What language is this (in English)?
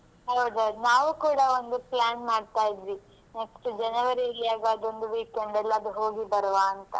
Kannada